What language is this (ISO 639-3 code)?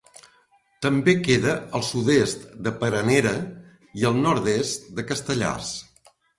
cat